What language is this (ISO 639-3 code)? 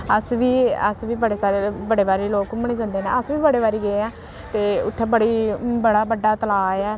doi